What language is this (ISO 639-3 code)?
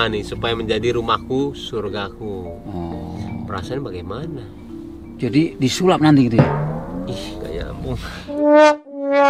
ind